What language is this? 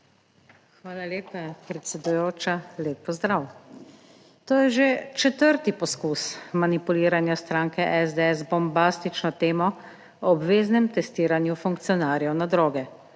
Slovenian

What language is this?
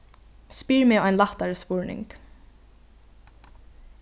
Faroese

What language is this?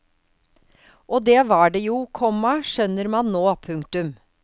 Norwegian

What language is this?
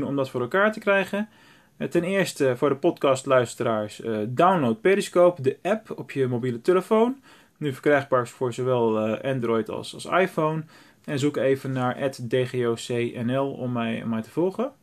Dutch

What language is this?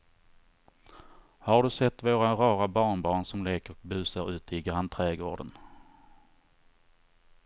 Swedish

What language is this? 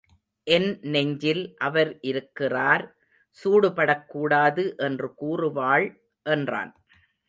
Tamil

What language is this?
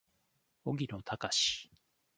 Japanese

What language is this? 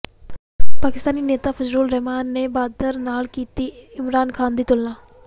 Punjabi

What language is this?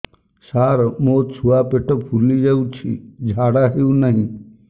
Odia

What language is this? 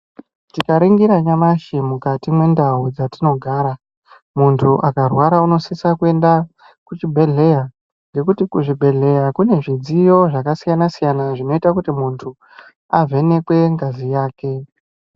Ndau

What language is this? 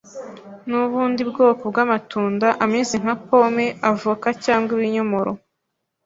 Kinyarwanda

